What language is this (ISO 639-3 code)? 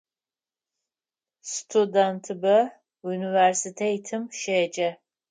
ady